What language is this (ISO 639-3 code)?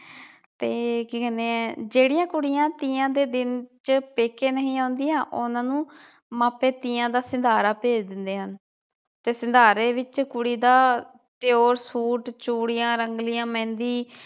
pan